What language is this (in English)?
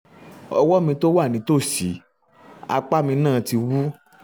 Yoruba